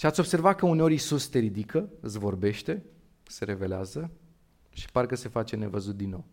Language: Romanian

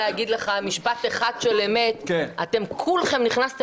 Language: Hebrew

